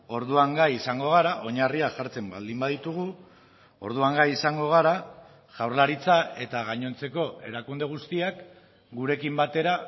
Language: Basque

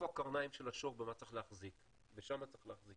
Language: Hebrew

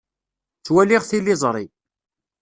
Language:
Kabyle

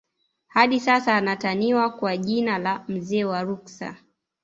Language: Swahili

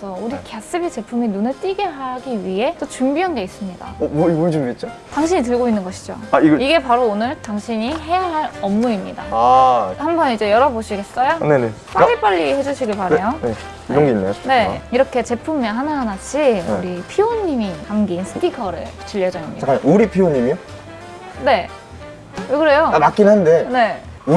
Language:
Korean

